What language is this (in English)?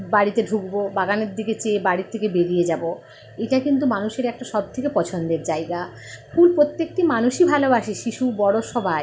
Bangla